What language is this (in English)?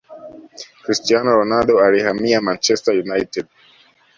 Swahili